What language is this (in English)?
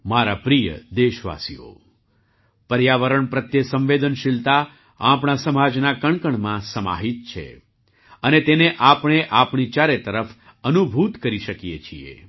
Gujarati